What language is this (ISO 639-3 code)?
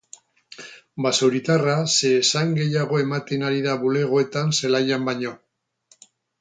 eus